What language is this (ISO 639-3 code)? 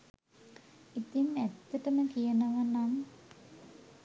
sin